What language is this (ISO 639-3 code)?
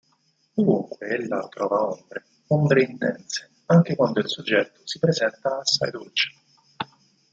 ita